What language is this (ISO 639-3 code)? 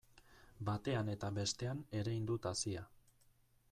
eus